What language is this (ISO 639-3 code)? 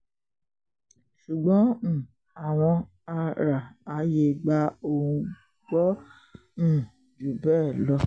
yor